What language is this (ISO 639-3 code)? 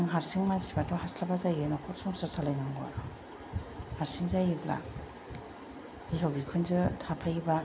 brx